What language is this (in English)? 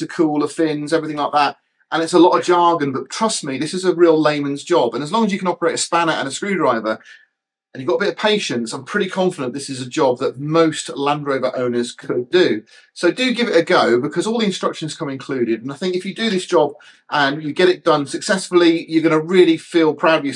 English